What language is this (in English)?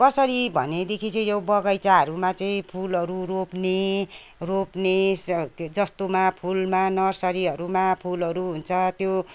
Nepali